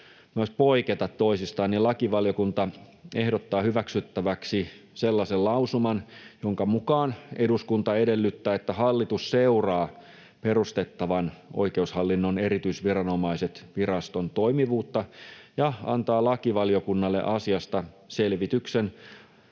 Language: Finnish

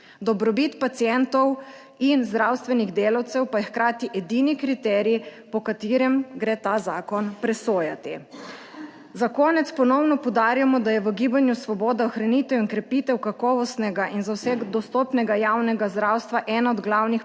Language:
Slovenian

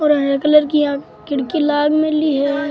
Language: Rajasthani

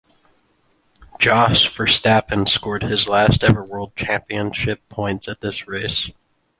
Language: English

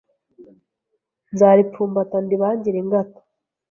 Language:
Kinyarwanda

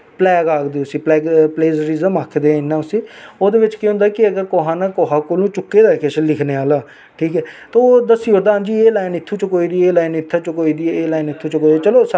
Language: Dogri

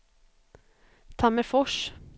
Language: Swedish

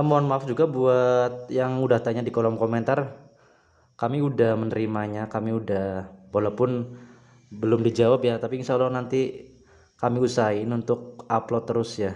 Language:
Indonesian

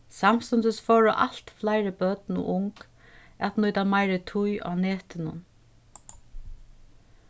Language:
Faroese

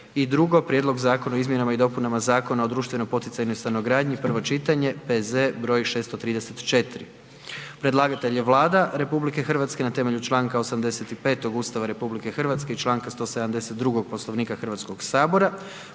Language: Croatian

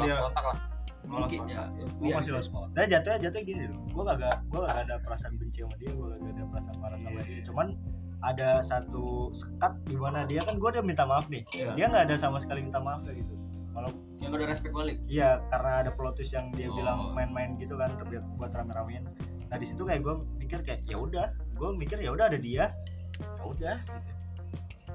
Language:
Indonesian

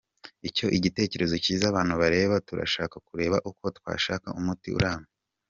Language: Kinyarwanda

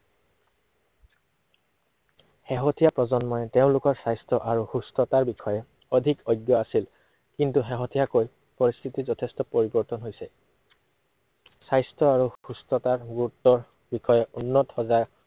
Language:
Assamese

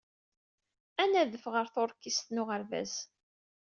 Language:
Kabyle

